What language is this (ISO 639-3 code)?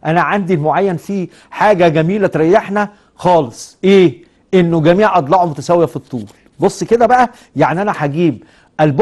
ara